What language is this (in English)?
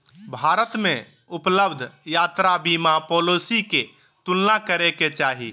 Magahi